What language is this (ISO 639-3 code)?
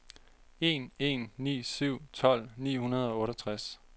dan